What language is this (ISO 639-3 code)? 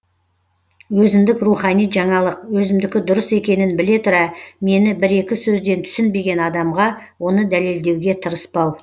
kaz